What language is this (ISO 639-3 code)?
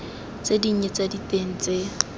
tsn